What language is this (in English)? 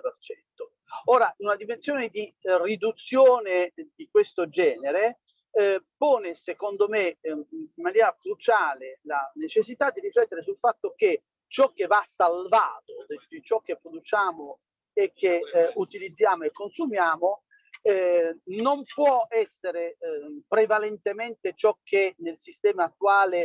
Italian